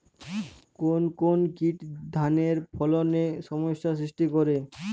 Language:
Bangla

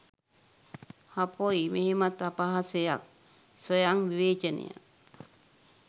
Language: Sinhala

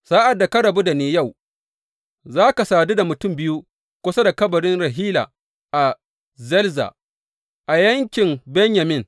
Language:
Hausa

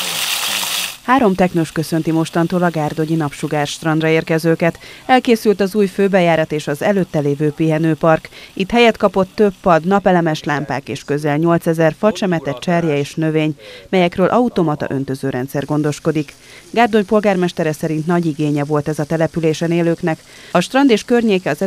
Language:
Hungarian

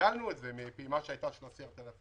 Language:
Hebrew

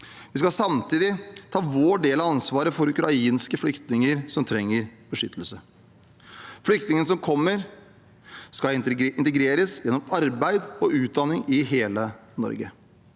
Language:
Norwegian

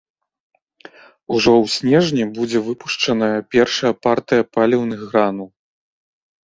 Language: Belarusian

